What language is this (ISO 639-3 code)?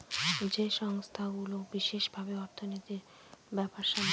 ben